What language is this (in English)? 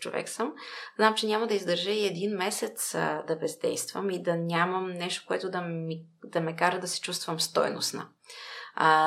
Bulgarian